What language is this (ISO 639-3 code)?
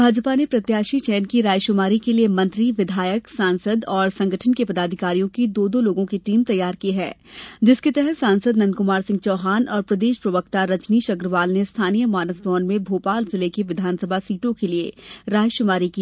hin